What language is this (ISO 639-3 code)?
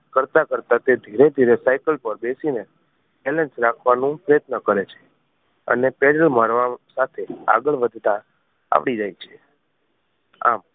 guj